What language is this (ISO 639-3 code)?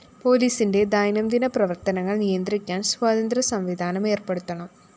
mal